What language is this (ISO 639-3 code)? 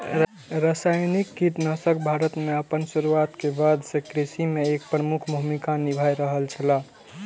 mai